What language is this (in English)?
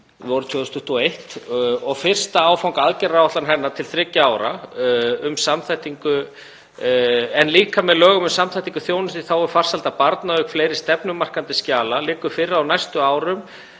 Icelandic